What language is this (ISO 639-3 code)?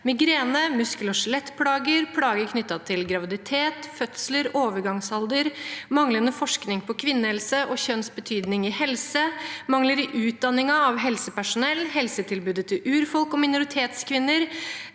nor